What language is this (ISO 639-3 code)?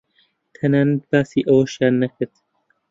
ckb